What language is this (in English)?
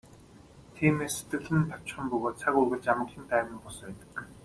Mongolian